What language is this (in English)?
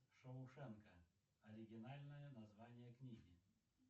Russian